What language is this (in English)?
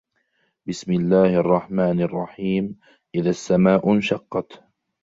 Arabic